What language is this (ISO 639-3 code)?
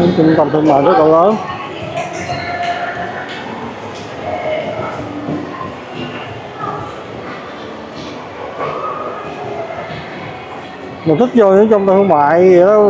vie